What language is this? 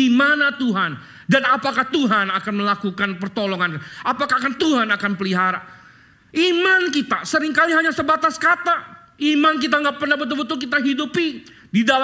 Indonesian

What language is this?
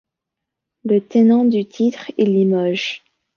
French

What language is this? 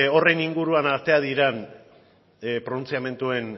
Basque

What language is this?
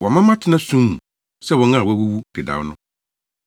Akan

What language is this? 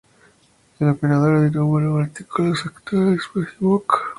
Spanish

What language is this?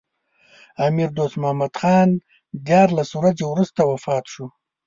Pashto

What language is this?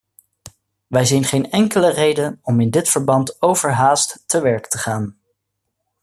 Dutch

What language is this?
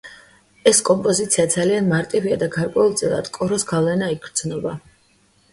Georgian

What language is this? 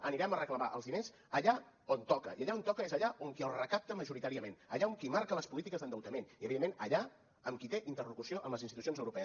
Catalan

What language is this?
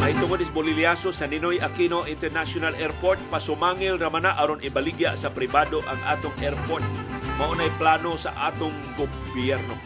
Filipino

